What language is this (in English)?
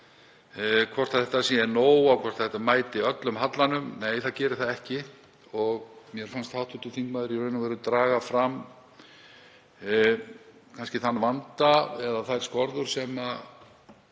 Icelandic